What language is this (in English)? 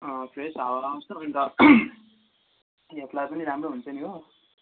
Nepali